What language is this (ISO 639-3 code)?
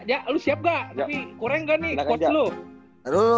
ind